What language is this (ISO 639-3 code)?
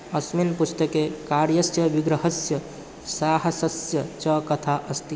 san